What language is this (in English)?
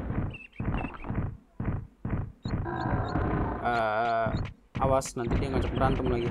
Indonesian